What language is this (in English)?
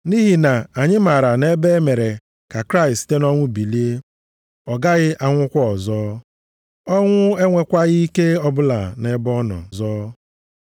Igbo